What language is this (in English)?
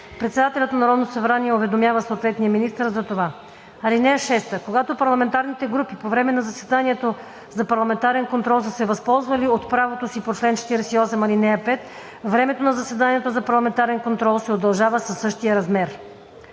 Bulgarian